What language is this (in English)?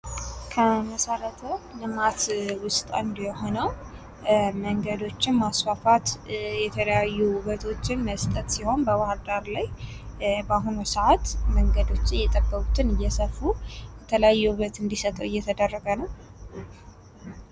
Amharic